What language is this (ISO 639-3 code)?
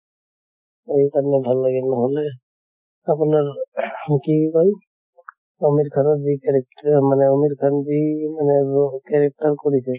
asm